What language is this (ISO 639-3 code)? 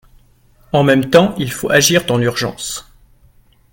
fra